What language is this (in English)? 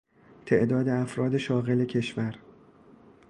Persian